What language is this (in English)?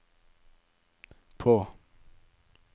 Norwegian